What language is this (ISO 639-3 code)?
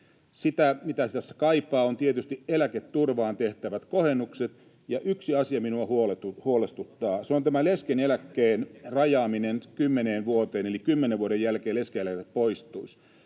fin